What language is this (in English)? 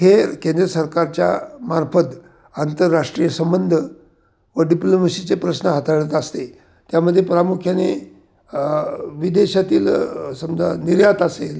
Marathi